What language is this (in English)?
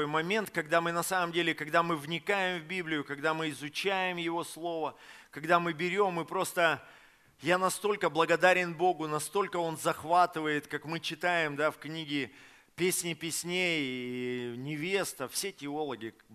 Russian